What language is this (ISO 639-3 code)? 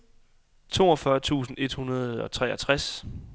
dan